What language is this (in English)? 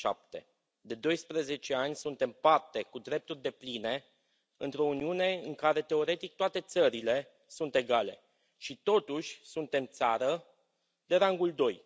Romanian